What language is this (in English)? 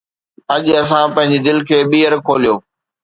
Sindhi